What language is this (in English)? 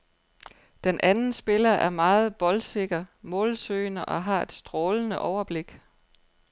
Danish